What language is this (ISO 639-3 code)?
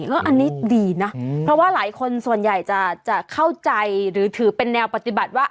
tha